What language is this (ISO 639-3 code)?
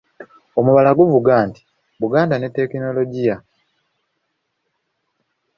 lug